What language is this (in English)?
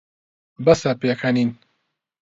Central Kurdish